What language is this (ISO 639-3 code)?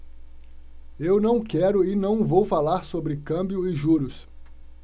por